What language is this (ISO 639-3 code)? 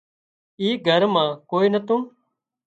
kxp